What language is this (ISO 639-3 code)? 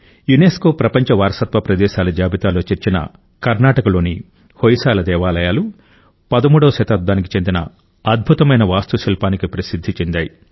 tel